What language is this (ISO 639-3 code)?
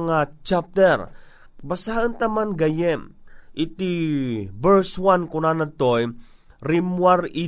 fil